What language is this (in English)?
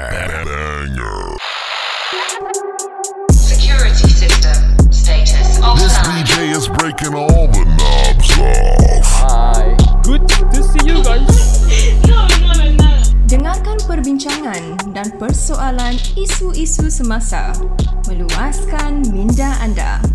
Malay